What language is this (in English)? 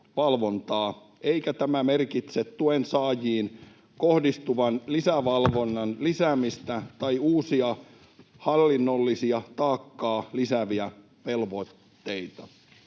Finnish